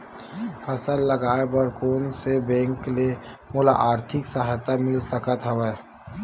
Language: Chhattisgarhi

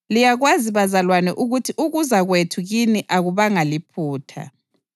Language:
North Ndebele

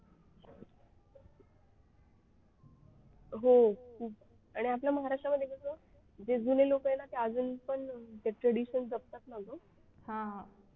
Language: Marathi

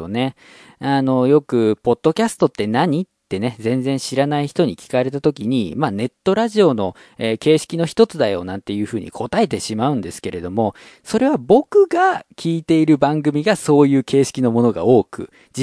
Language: Japanese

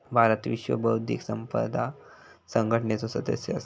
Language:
Marathi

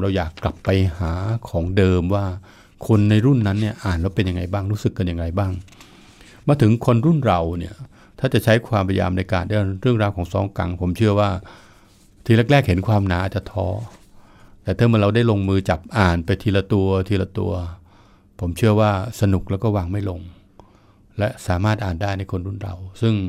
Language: Thai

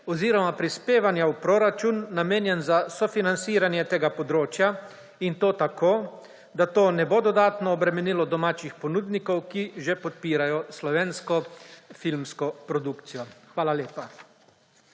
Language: Slovenian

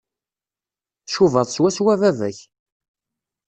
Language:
Kabyle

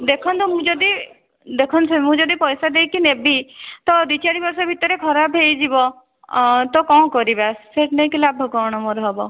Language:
Odia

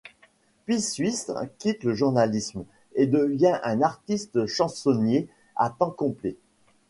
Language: French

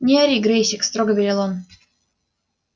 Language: Russian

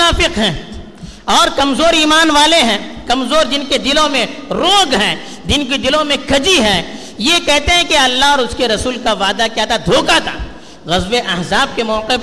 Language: Urdu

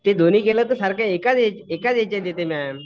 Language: Marathi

